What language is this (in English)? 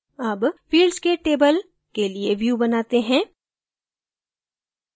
Hindi